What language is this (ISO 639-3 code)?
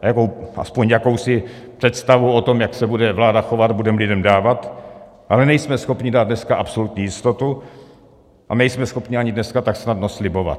ces